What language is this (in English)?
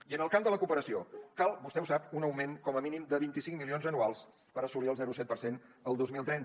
Catalan